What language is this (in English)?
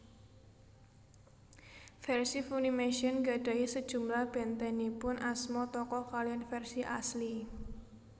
Javanese